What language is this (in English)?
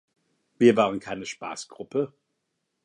German